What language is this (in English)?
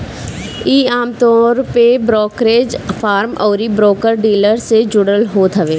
Bhojpuri